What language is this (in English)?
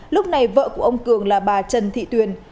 Vietnamese